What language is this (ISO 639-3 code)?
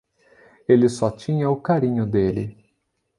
por